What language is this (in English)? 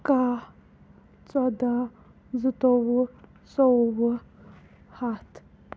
Kashmiri